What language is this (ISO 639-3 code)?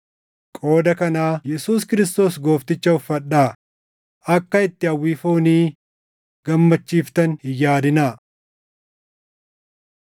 orm